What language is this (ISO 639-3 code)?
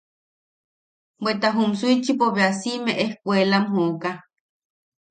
yaq